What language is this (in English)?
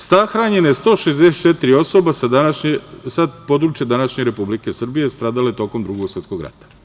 Serbian